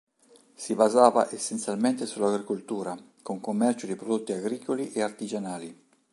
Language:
Italian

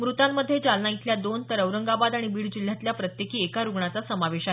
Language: Marathi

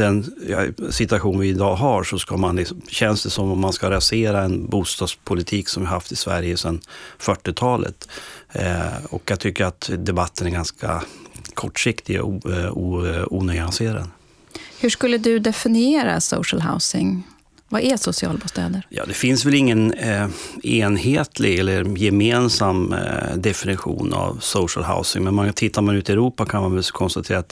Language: Swedish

